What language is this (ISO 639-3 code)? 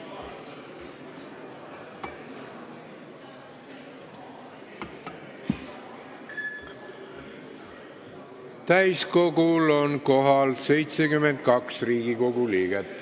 est